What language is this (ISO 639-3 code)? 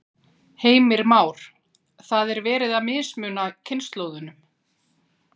isl